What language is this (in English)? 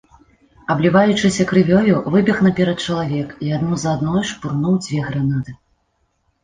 Belarusian